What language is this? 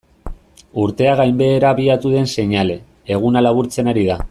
Basque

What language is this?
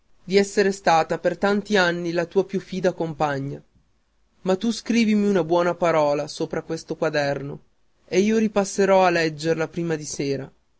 Italian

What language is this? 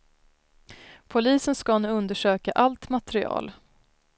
Swedish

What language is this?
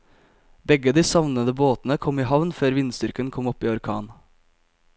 Norwegian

